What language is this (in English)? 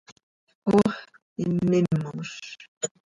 Seri